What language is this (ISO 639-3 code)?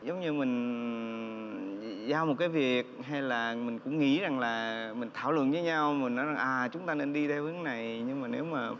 vie